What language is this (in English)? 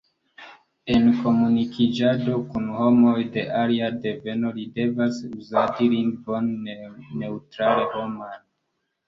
Esperanto